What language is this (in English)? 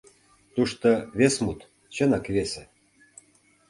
Mari